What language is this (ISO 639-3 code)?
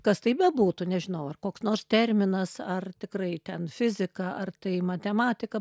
lit